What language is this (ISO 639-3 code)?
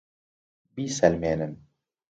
ckb